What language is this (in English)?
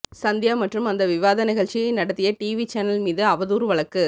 Tamil